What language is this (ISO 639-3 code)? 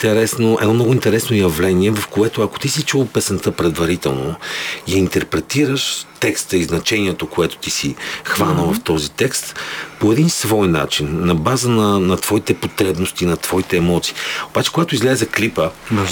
bul